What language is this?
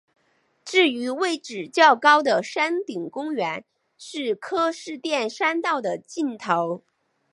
Chinese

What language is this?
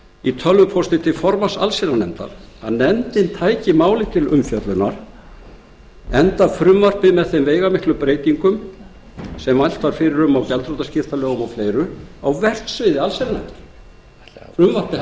Icelandic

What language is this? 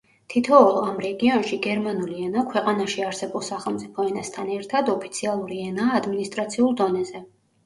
Georgian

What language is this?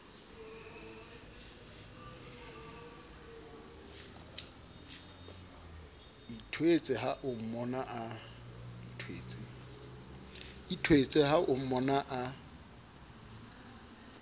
Southern Sotho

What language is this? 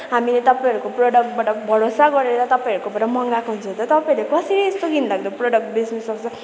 Nepali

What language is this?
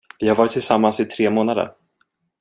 Swedish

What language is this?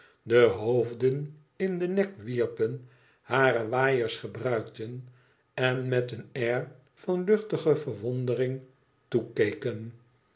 Dutch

